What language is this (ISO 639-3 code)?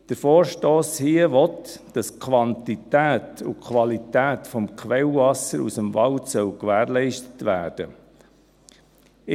gsw